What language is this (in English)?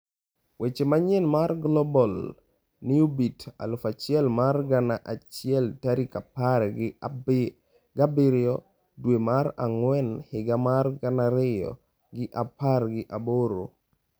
Luo (Kenya and Tanzania)